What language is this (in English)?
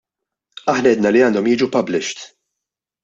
Maltese